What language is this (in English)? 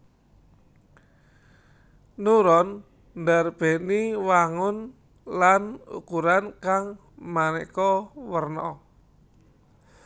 Javanese